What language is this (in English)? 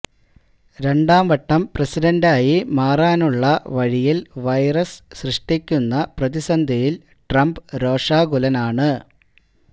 Malayalam